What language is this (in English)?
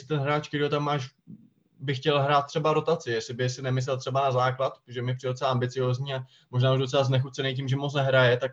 Czech